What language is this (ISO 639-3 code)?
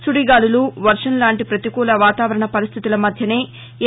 tel